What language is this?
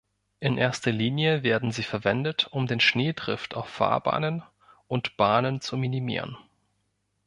German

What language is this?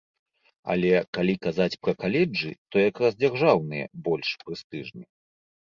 Belarusian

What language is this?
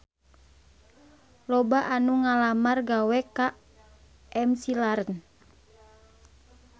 Sundanese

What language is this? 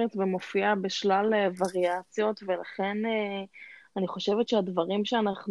Hebrew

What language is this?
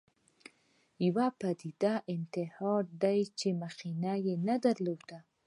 Pashto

